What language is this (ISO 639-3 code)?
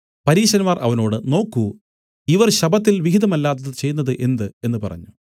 mal